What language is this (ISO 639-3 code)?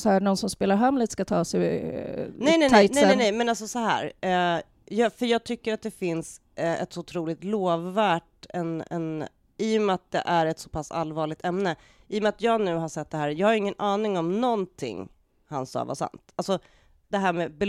swe